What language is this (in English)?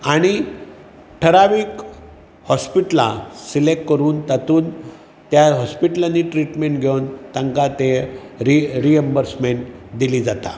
Konkani